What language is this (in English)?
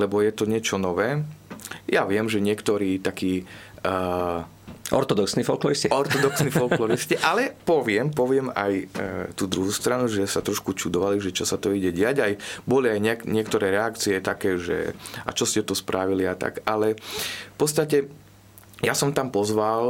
Slovak